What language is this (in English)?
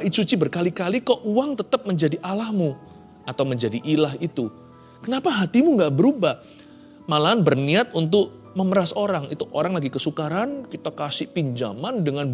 Indonesian